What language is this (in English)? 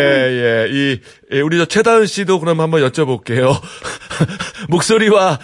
Korean